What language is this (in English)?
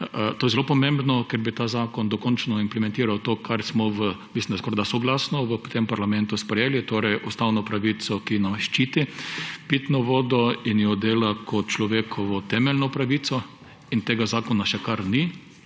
Slovenian